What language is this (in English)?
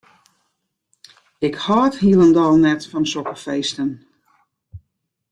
Western Frisian